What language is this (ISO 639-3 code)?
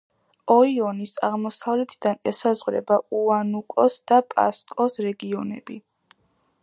kat